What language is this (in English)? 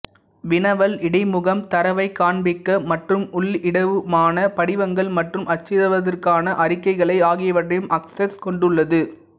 Tamil